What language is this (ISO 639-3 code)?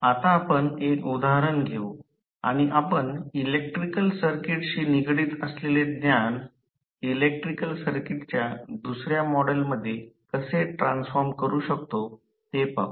mar